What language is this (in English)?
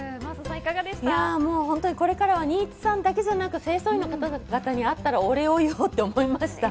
Japanese